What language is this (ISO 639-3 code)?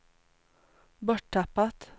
swe